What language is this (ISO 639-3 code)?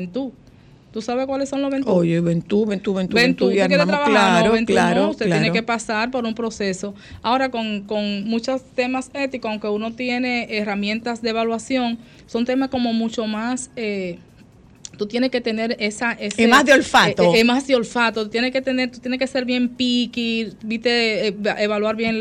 spa